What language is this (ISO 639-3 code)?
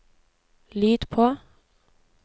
nor